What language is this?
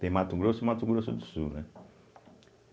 Portuguese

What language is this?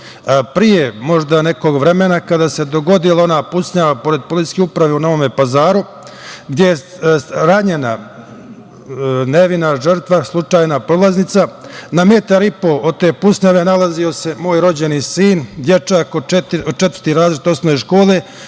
Serbian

